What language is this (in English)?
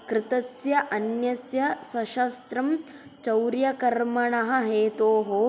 Sanskrit